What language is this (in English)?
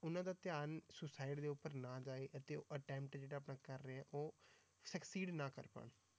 Punjabi